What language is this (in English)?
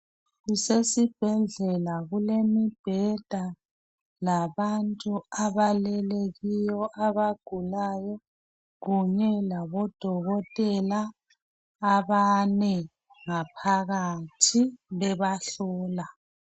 North Ndebele